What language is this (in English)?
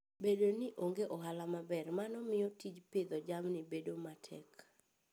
Luo (Kenya and Tanzania)